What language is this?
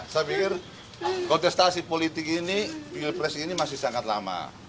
Indonesian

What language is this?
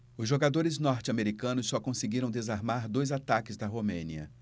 Portuguese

